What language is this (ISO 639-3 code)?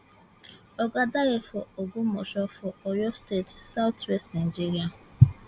pcm